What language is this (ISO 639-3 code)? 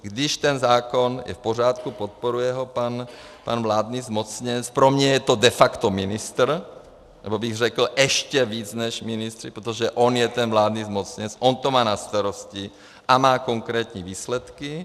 ces